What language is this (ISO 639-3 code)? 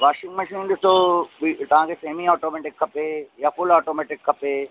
snd